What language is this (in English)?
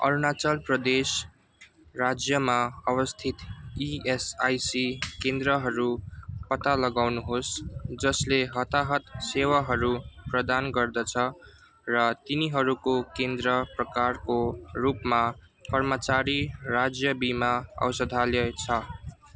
Nepali